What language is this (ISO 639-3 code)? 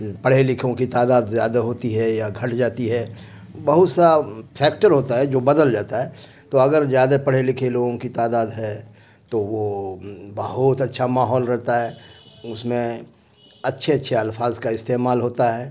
urd